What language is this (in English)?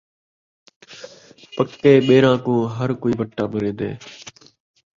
Saraiki